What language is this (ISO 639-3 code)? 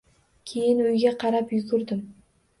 uzb